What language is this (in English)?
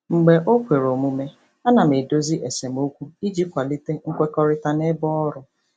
Igbo